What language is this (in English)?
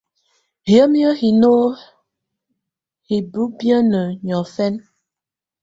Tunen